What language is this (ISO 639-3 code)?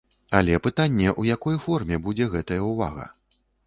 bel